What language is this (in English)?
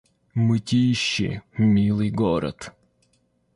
Russian